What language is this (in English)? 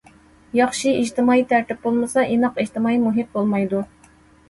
Uyghur